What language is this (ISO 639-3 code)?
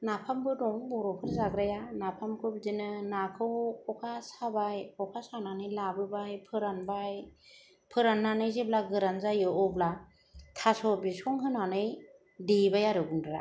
brx